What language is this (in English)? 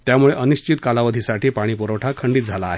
Marathi